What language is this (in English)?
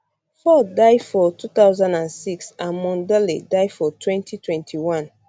Nigerian Pidgin